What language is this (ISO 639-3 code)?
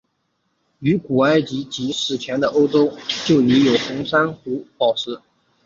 zho